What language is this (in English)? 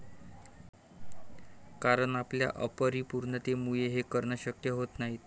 Marathi